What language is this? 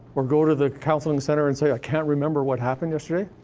English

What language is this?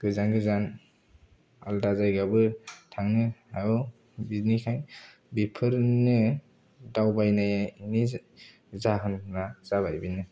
Bodo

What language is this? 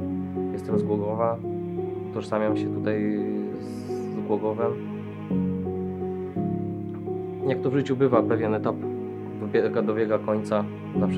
Polish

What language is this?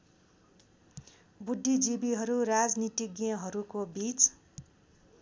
Nepali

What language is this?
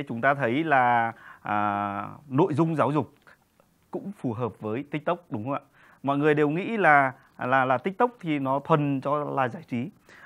Vietnamese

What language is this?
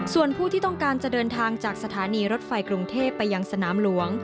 Thai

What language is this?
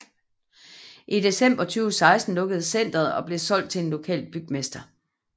Danish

